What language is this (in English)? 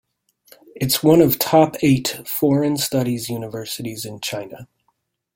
English